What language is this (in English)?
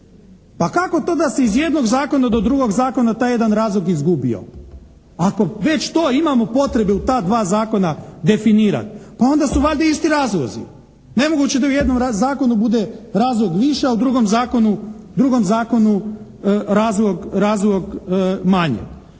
Croatian